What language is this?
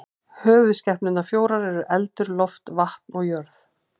Icelandic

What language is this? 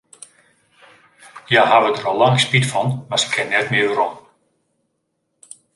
Western Frisian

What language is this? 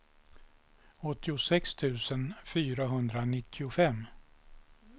Swedish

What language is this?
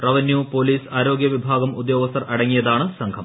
Malayalam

